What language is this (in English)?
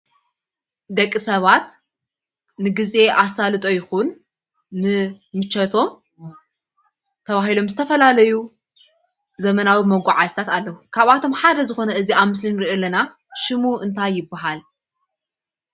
Tigrinya